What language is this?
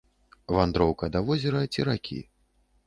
Belarusian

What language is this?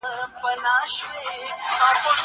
Pashto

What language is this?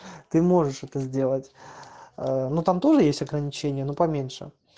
Russian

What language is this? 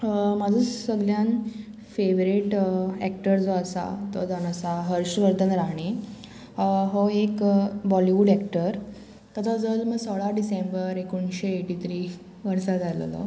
Konkani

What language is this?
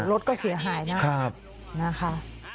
Thai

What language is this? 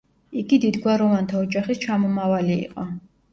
Georgian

